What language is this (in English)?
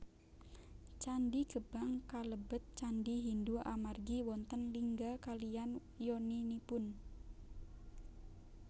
Javanese